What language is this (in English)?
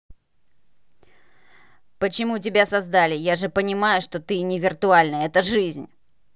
Russian